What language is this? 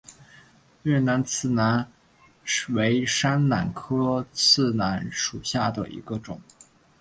Chinese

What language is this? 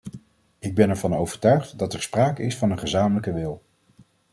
Dutch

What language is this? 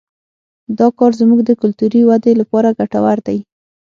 Pashto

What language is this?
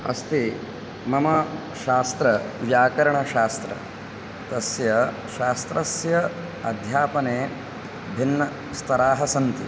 Sanskrit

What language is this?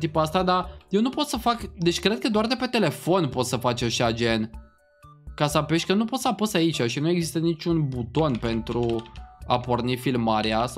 Romanian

